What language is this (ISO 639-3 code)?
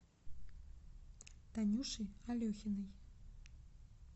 rus